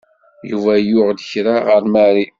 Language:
Kabyle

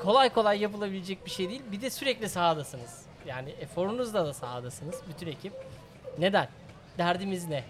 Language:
Turkish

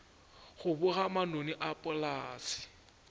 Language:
Northern Sotho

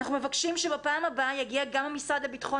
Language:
Hebrew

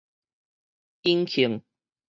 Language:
Min Nan Chinese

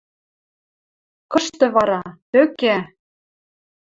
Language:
Western Mari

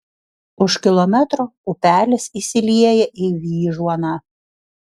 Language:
Lithuanian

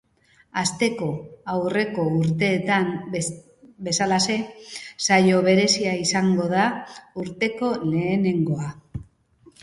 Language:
Basque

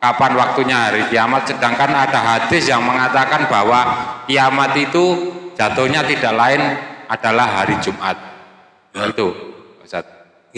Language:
Indonesian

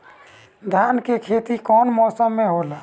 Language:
Bhojpuri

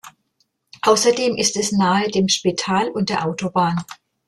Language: German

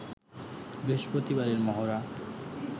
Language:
Bangla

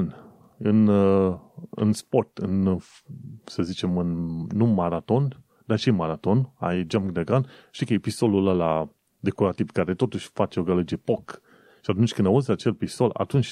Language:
Romanian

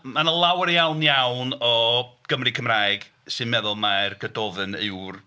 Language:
Welsh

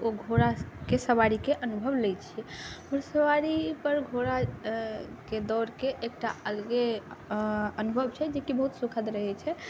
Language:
Maithili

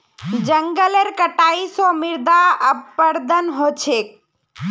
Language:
Magahi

